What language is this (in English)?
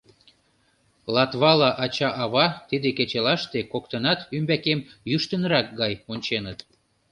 Mari